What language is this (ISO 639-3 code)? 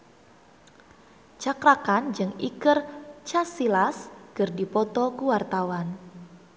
sun